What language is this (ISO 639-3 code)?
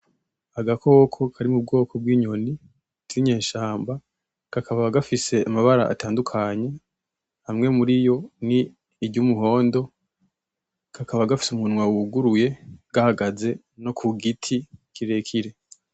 run